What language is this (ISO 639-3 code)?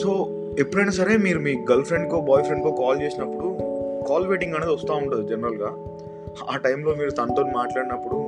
tel